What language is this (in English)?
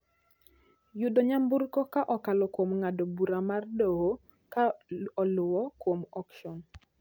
Luo (Kenya and Tanzania)